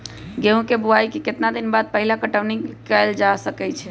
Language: Magahi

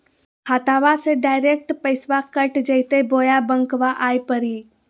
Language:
Magahi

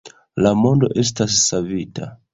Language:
Esperanto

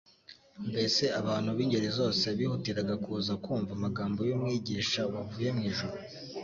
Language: Kinyarwanda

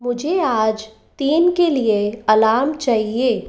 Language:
Hindi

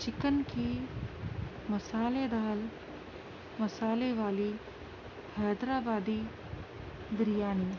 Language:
Urdu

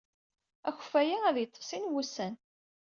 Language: Kabyle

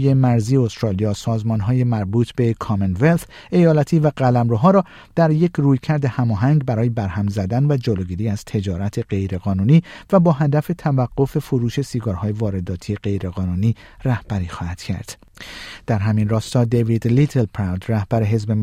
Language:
Persian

